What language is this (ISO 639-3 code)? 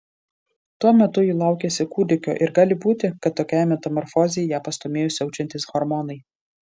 lit